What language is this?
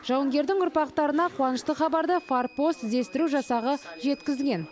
Kazakh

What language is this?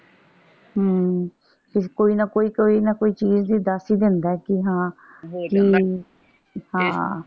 Punjabi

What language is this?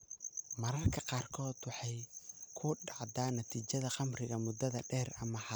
Somali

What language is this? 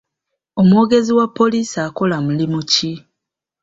Ganda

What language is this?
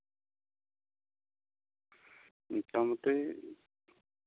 Santali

